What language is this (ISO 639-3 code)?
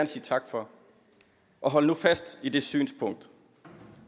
dan